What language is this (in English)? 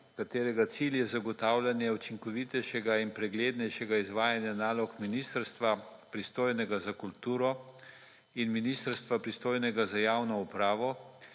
Slovenian